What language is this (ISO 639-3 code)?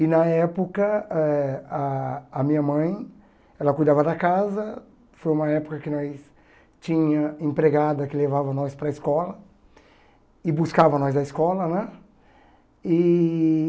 por